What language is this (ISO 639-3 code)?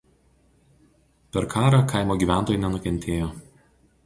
lit